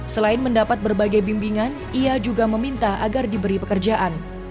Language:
Indonesian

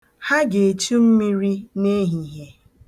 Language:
Igbo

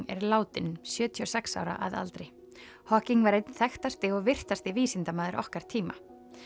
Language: Icelandic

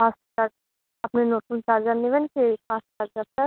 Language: Bangla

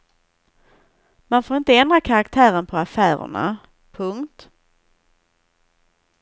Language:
Swedish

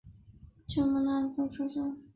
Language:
Chinese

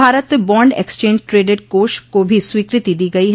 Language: Hindi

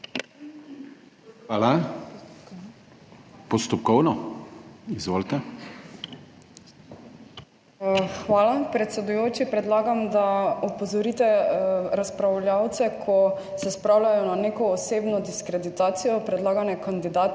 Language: Slovenian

